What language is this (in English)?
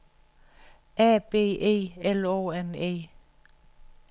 Danish